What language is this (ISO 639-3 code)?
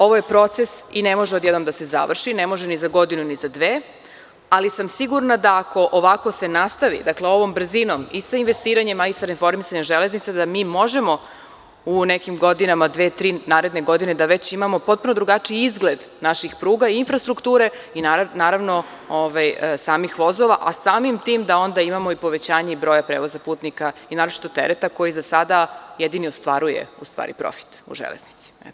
srp